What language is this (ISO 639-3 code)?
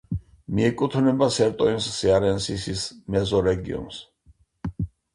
kat